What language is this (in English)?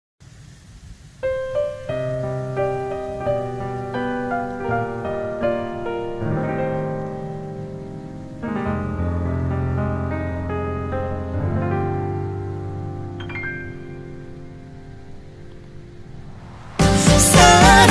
Korean